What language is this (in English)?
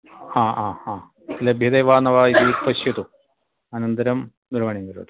Sanskrit